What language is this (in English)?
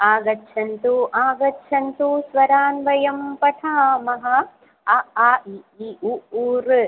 Sanskrit